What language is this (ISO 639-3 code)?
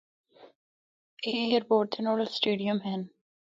hno